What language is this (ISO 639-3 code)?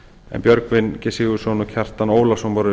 isl